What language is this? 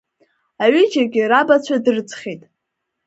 Abkhazian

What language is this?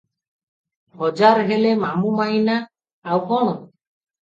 Odia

